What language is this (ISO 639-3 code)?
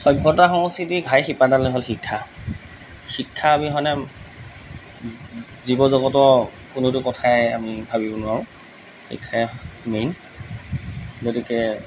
asm